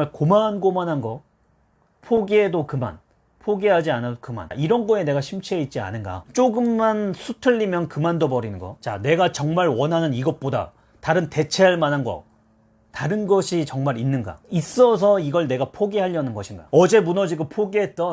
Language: Korean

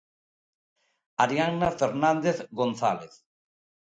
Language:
Galician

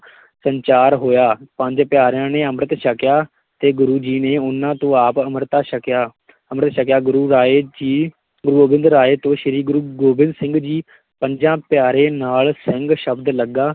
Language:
Punjabi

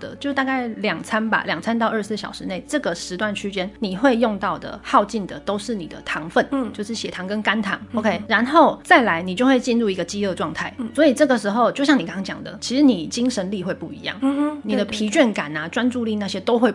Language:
Chinese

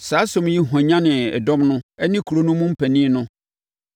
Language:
Akan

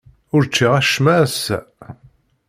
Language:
Kabyle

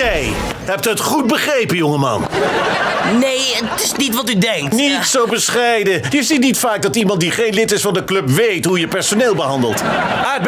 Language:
Dutch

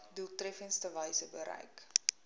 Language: Afrikaans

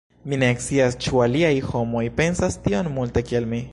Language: Esperanto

